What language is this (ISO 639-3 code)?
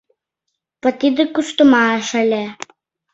chm